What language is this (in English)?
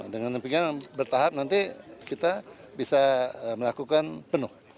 Indonesian